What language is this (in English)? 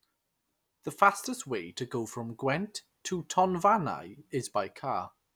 English